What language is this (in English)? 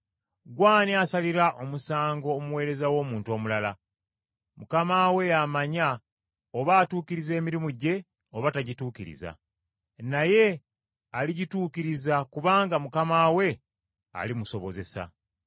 Ganda